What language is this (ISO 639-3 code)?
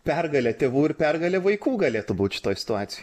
lit